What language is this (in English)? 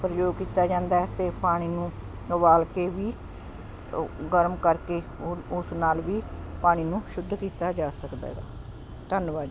Punjabi